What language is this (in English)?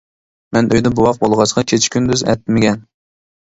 Uyghur